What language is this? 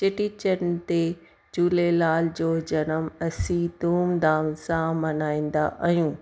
Sindhi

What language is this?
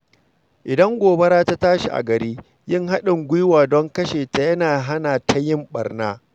Hausa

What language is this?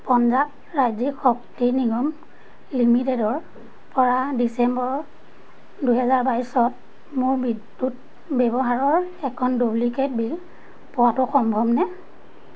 Assamese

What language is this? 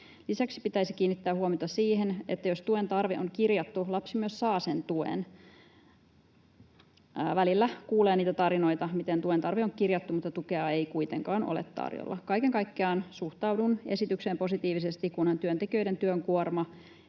Finnish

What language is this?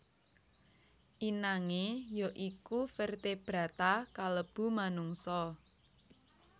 Javanese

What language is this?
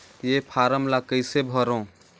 Chhattisgarhi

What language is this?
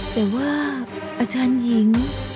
Thai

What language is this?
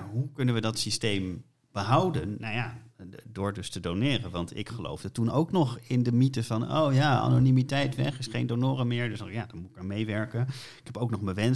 Dutch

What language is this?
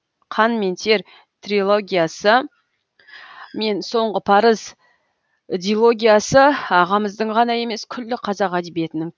Kazakh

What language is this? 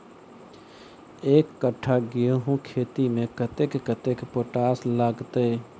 Maithili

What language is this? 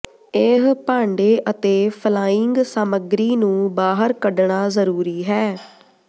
Punjabi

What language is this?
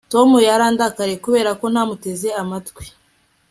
Kinyarwanda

